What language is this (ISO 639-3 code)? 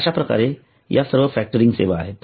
mar